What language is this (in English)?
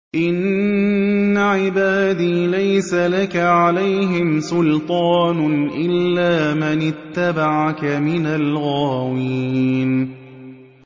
Arabic